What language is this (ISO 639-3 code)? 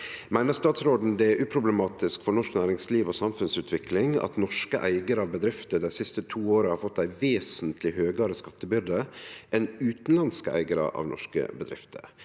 nor